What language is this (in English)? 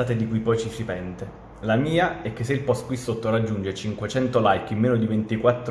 Italian